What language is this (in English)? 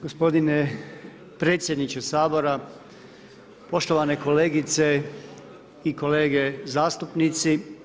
Croatian